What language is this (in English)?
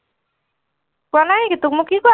Assamese